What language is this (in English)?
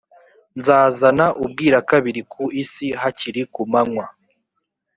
Kinyarwanda